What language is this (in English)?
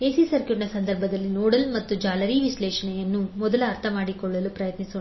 Kannada